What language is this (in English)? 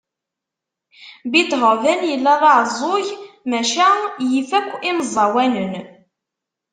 Kabyle